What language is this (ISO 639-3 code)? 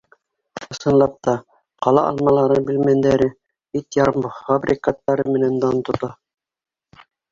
bak